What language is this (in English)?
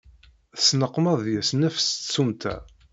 Kabyle